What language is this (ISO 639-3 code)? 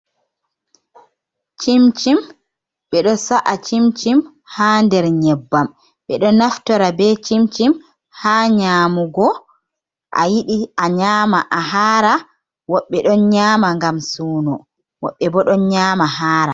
ful